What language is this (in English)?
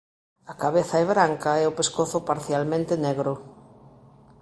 Galician